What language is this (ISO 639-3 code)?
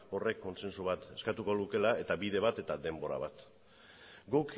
eus